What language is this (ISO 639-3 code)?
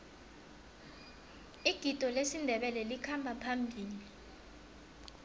nbl